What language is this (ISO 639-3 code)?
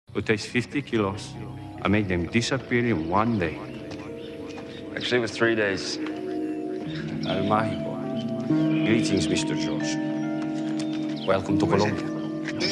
eng